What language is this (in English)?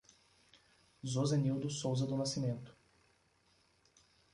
Portuguese